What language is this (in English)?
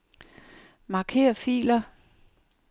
Danish